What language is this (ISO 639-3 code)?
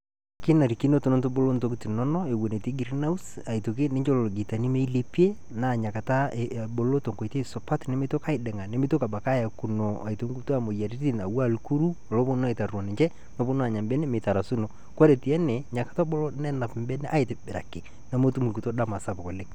mas